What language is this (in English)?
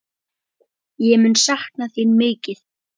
Icelandic